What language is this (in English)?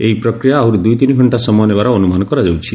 Odia